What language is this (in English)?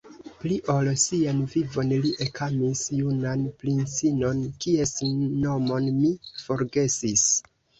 Esperanto